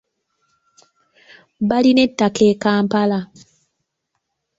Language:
Ganda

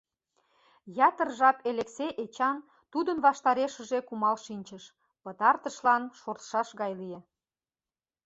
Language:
Mari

